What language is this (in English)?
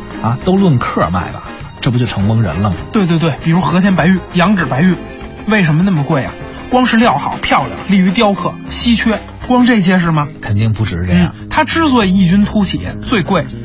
Chinese